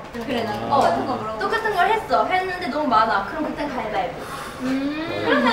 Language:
Korean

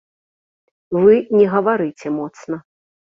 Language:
Belarusian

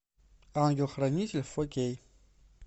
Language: Russian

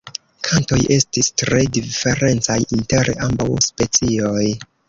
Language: Esperanto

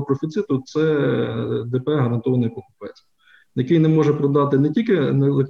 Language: Ukrainian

